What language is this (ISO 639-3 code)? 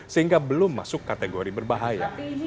ind